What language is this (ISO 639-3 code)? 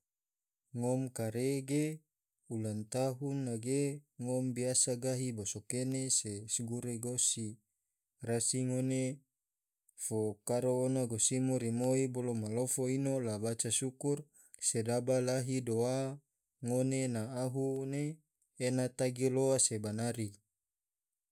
tvo